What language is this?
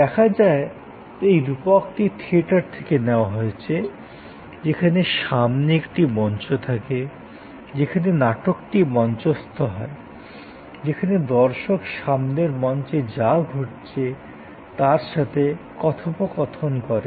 Bangla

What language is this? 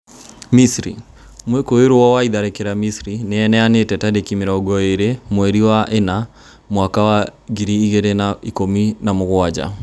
Kikuyu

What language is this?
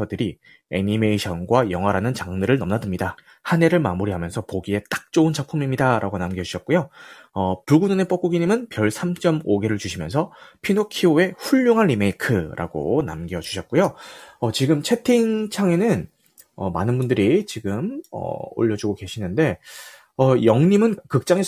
Korean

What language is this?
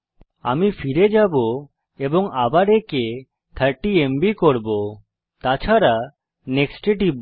Bangla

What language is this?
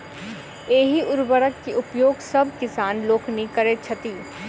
Maithili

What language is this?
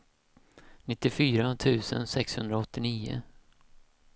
Swedish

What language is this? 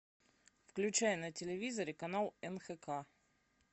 Russian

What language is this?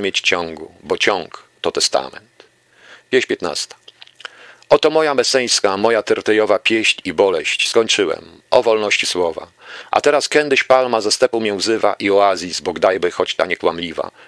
Polish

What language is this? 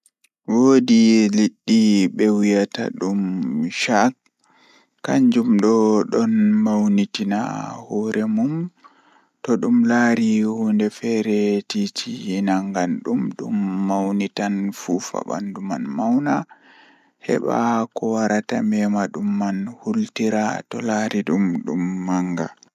Fula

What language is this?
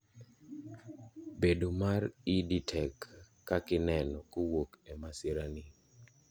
Luo (Kenya and Tanzania)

